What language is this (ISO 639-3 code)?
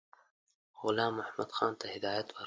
pus